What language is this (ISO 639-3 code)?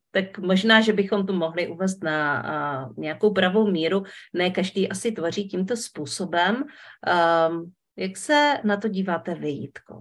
ces